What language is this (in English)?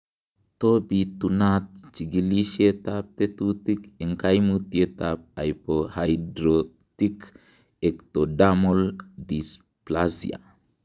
Kalenjin